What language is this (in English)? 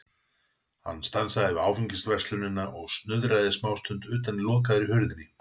Icelandic